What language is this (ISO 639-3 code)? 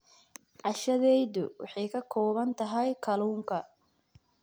som